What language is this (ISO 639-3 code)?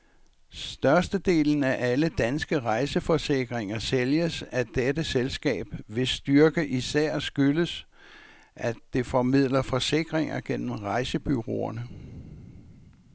dan